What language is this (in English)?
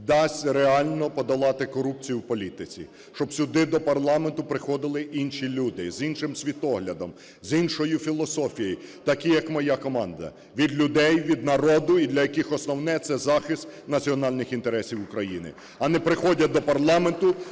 Ukrainian